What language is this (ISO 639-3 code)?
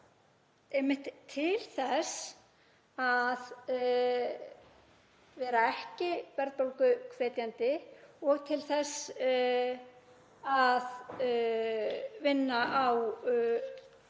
isl